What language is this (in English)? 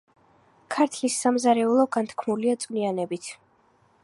Georgian